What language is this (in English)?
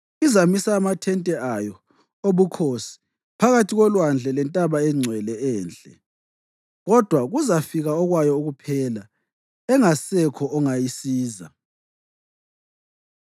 North Ndebele